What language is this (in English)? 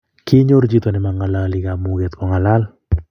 Kalenjin